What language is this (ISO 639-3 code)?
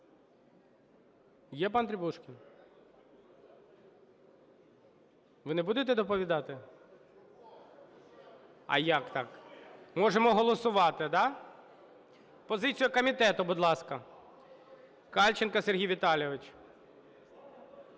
ukr